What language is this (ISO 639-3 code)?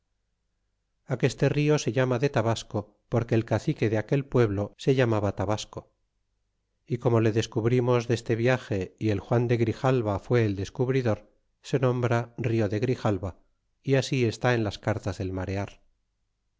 spa